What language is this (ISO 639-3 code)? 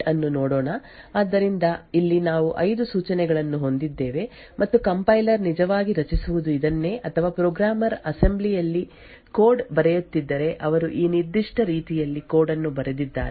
kan